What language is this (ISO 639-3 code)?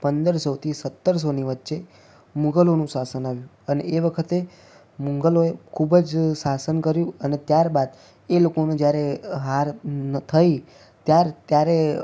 guj